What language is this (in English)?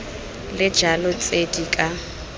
Tswana